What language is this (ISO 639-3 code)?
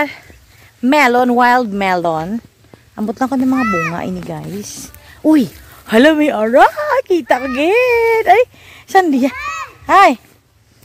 fil